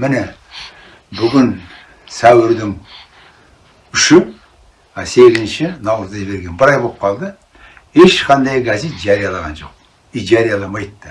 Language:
Turkish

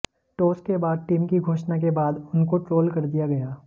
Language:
Hindi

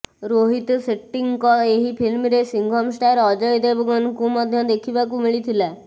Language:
Odia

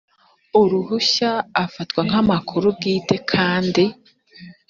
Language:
Kinyarwanda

